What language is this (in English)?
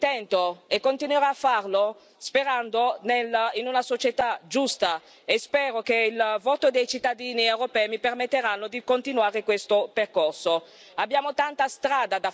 Italian